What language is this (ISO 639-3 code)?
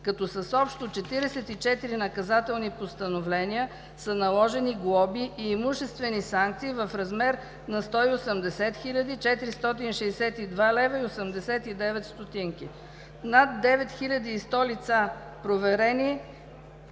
bul